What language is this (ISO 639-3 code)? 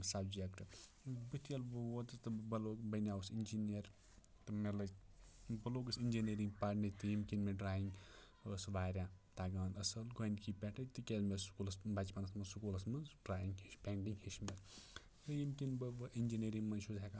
kas